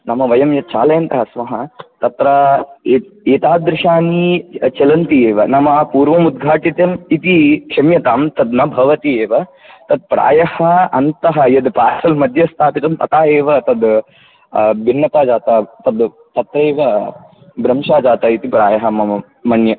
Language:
Sanskrit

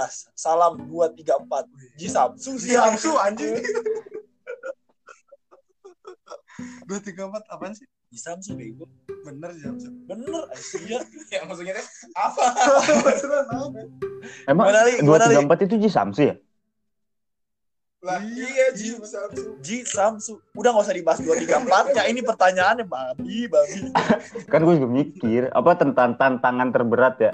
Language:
Indonesian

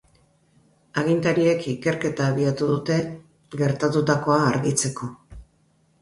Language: Basque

